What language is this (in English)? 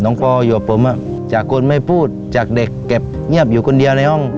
Thai